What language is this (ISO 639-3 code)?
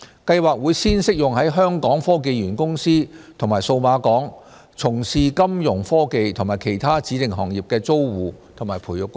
yue